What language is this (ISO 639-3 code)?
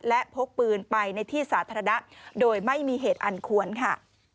tha